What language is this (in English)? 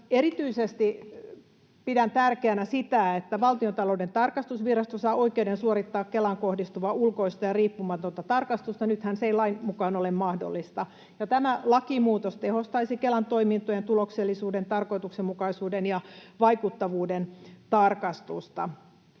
Finnish